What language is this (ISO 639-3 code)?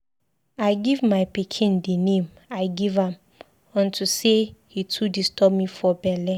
pcm